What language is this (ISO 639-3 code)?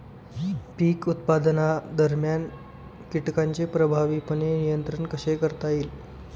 mar